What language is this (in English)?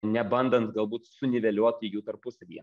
Lithuanian